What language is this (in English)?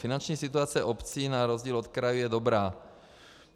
Czech